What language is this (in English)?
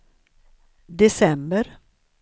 Swedish